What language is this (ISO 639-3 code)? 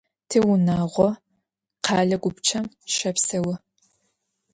ady